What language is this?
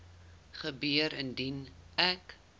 Afrikaans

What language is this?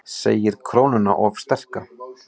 Icelandic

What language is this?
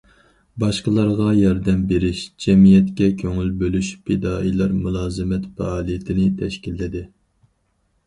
Uyghur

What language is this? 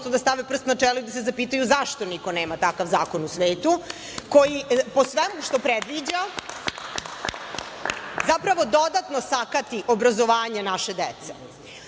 Serbian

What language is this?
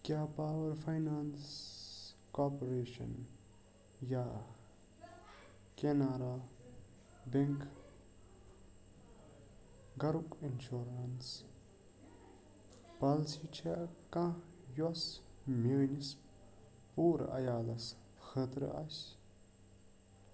Kashmiri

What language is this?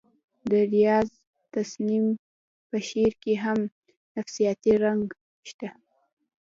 Pashto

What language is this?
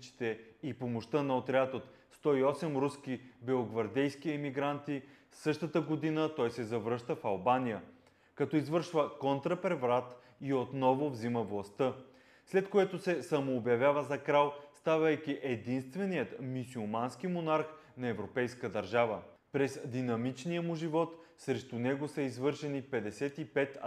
Bulgarian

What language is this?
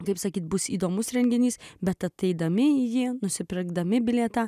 Lithuanian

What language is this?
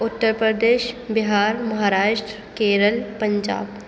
Urdu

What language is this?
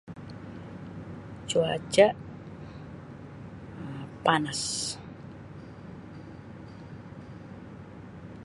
Sabah Malay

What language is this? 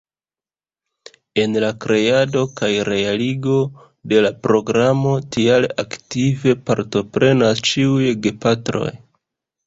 Esperanto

